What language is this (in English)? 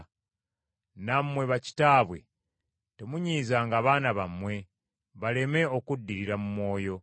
Ganda